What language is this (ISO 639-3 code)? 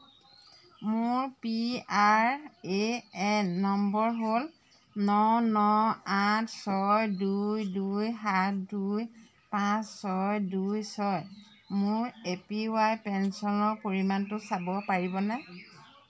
asm